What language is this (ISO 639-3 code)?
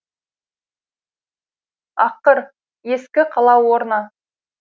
kaz